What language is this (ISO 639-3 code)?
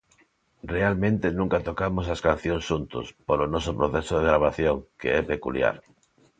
glg